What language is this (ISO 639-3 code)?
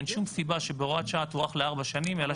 heb